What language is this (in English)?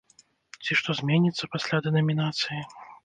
Belarusian